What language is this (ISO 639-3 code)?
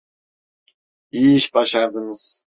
tur